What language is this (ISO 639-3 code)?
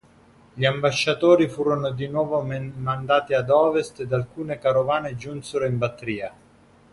ita